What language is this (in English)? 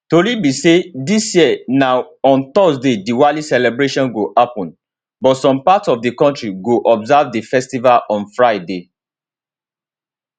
Nigerian Pidgin